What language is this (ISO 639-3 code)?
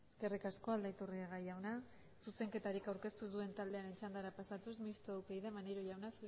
eus